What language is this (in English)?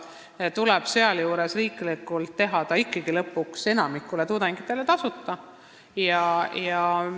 Estonian